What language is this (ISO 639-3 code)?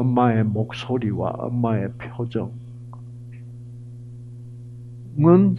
kor